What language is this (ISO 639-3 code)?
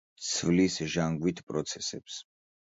kat